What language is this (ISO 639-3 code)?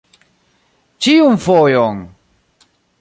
epo